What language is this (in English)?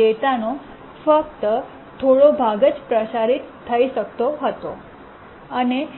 Gujarati